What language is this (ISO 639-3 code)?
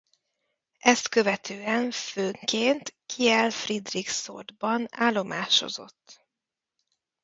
hun